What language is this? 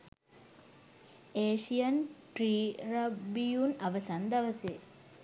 Sinhala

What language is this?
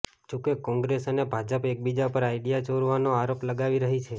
Gujarati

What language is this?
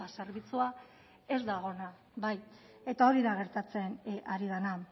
Basque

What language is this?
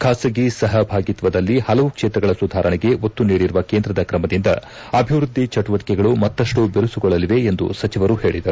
Kannada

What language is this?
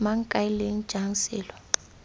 Tswana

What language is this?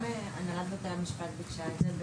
Hebrew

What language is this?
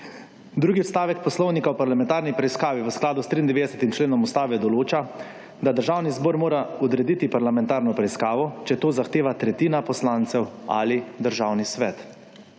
Slovenian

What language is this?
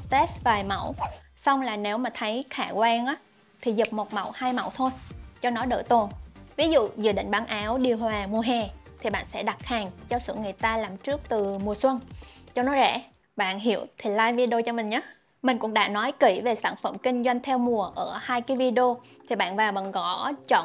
Vietnamese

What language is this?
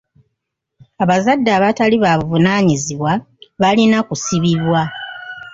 Ganda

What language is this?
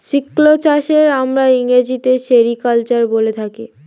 Bangla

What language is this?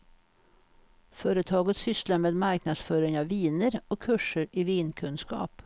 Swedish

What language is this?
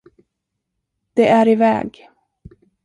Swedish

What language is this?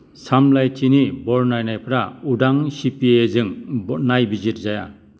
Bodo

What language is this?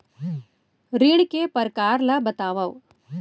Chhattisgarhi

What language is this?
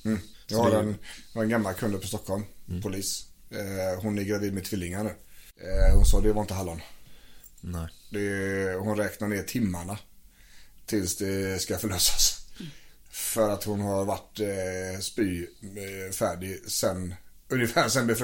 Swedish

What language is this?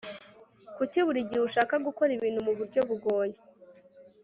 Kinyarwanda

